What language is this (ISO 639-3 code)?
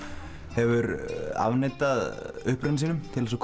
isl